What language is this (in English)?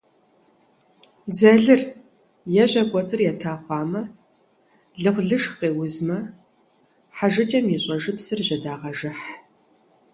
Kabardian